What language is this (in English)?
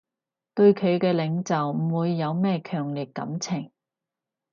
Cantonese